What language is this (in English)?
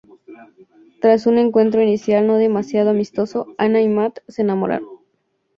Spanish